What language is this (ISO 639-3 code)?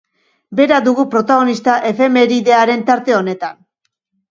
eus